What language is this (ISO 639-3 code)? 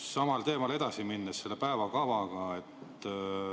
est